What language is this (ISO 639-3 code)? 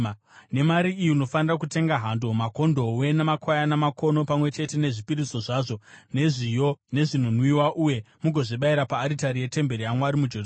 sna